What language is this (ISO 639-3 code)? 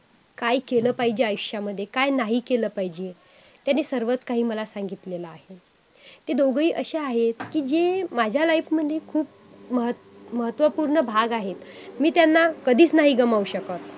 mar